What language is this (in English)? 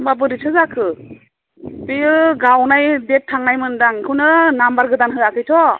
Bodo